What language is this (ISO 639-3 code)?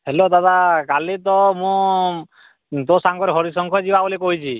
ori